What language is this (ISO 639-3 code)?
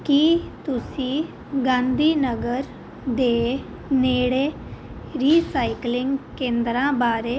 pan